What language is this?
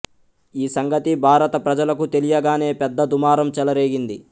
Telugu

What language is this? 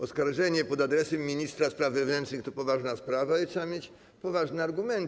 Polish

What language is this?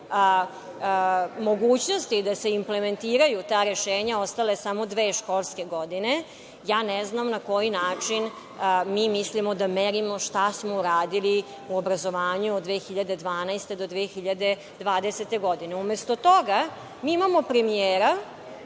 Serbian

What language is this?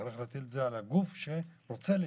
Hebrew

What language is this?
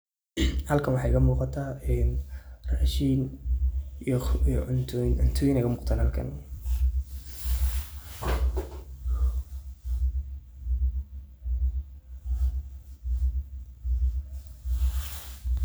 Somali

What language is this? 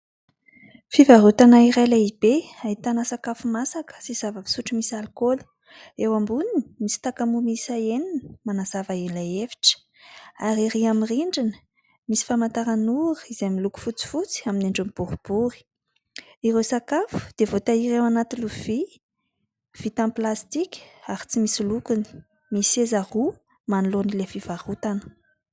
Malagasy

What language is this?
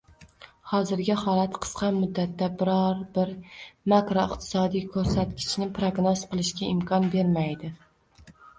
Uzbek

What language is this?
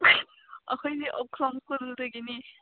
Manipuri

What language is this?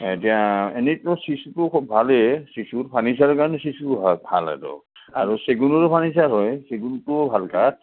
Assamese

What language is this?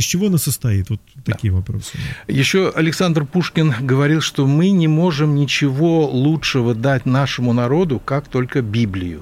Russian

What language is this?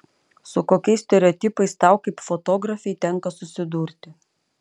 Lithuanian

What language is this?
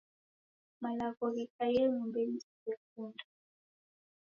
Taita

